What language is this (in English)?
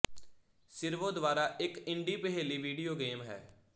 Punjabi